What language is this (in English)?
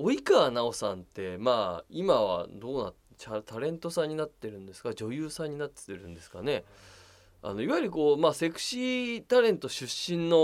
Japanese